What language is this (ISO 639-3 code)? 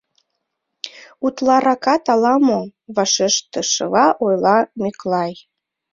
chm